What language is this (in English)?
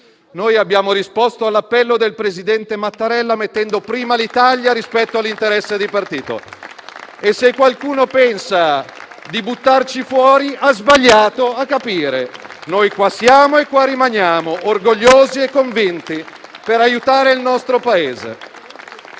Italian